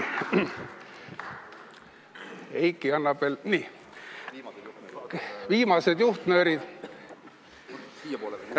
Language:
Estonian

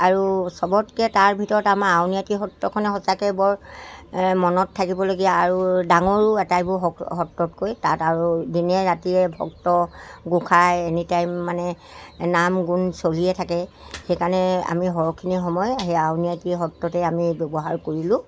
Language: Assamese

